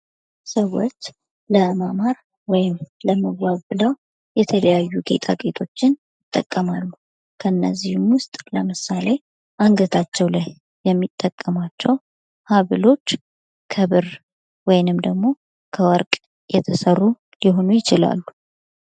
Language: Amharic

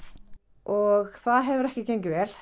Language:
Icelandic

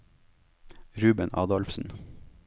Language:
Norwegian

